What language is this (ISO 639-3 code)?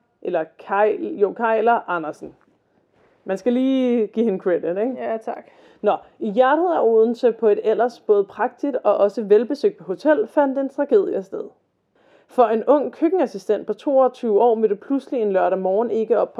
dan